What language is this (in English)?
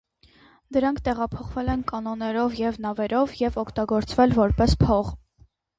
Armenian